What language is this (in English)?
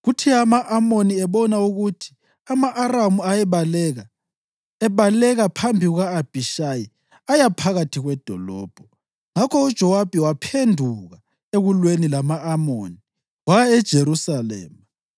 North Ndebele